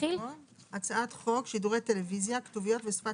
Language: Hebrew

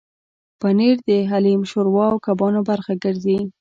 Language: Pashto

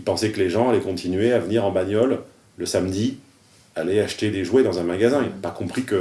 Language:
French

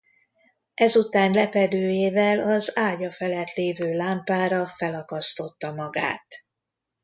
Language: Hungarian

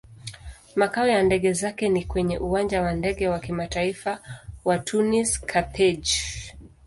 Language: Swahili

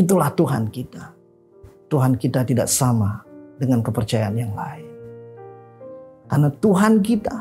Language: Indonesian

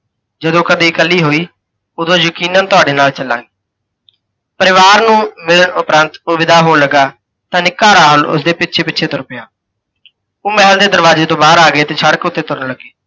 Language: Punjabi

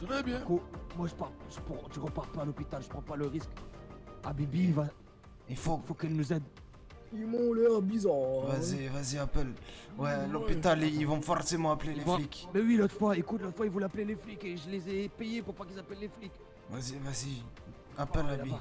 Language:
French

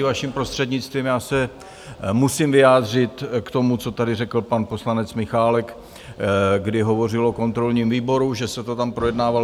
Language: Czech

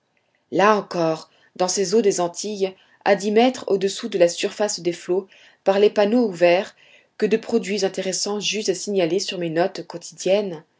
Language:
French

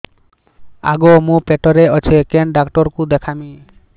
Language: Odia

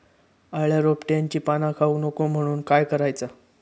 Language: Marathi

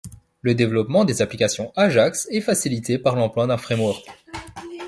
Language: French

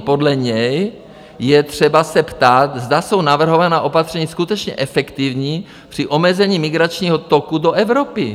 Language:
Czech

